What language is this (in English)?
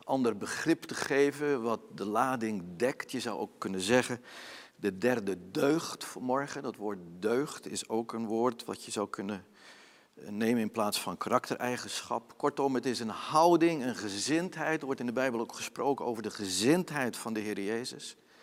Dutch